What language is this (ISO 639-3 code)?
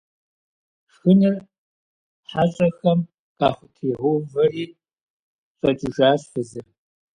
kbd